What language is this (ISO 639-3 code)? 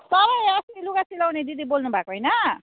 nep